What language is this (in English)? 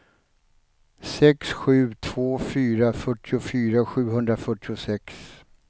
Swedish